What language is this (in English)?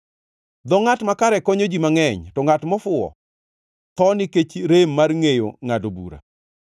Luo (Kenya and Tanzania)